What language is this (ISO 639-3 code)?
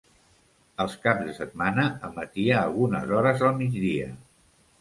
cat